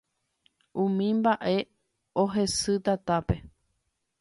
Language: Guarani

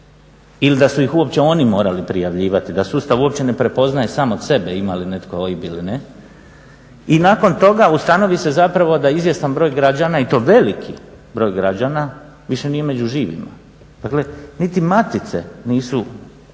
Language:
Croatian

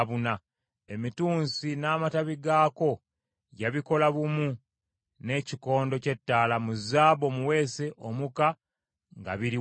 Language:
Ganda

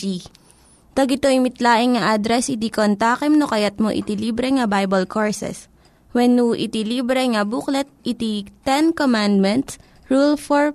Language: Filipino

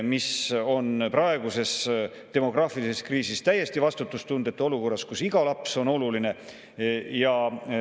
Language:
Estonian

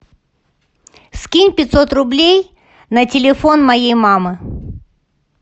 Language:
Russian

